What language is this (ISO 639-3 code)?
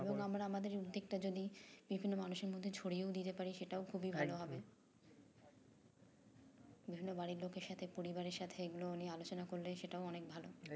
ben